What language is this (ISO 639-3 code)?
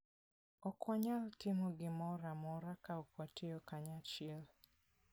luo